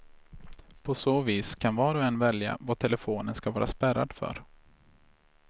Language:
Swedish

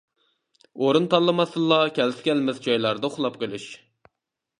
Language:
Uyghur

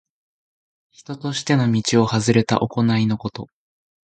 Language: Japanese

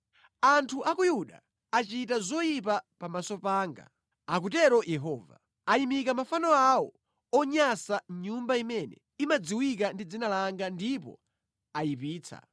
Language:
Nyanja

